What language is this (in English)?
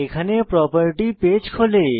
Bangla